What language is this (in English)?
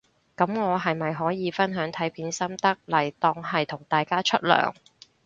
Cantonese